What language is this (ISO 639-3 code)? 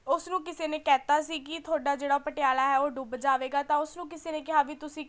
pan